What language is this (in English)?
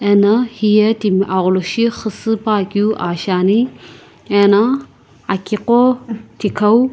Sumi Naga